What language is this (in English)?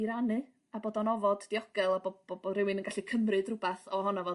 Welsh